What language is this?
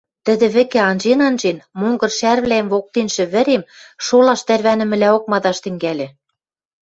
Western Mari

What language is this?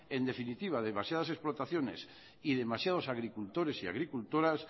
Spanish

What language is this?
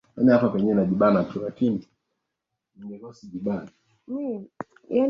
Swahili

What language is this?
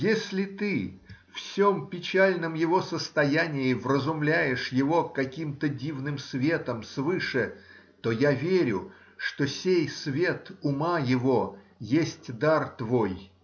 Russian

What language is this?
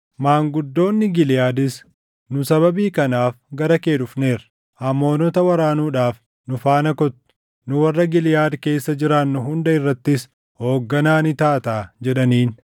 Oromo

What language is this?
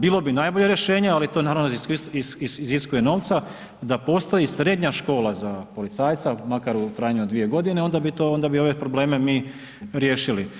Croatian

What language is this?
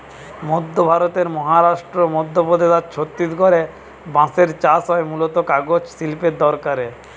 Bangla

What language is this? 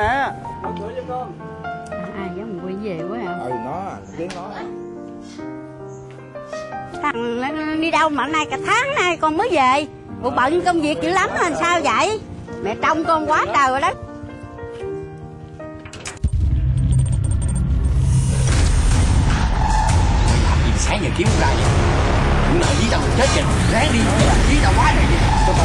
Vietnamese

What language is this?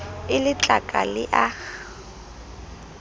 Southern Sotho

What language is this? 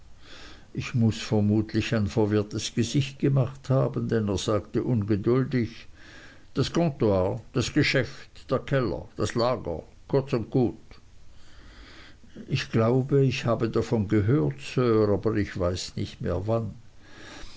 German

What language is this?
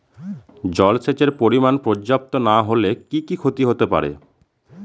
Bangla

